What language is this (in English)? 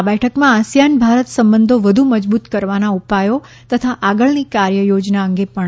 Gujarati